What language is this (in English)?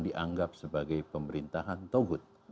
Indonesian